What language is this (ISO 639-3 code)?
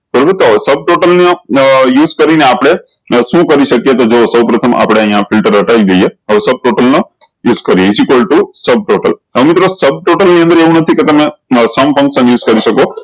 guj